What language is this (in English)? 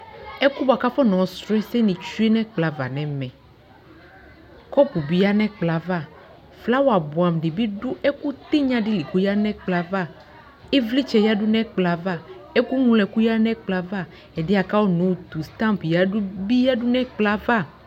Ikposo